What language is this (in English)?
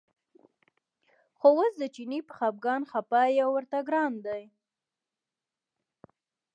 Pashto